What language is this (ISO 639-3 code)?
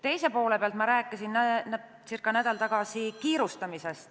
est